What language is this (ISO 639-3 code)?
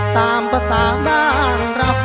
tha